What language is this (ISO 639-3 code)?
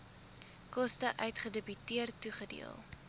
afr